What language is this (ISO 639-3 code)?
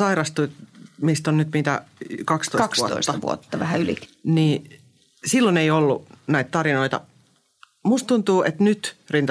fin